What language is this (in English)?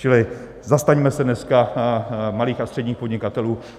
Czech